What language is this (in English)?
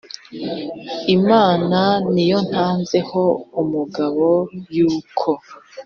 Kinyarwanda